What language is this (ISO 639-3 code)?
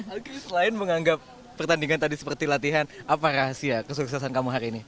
ind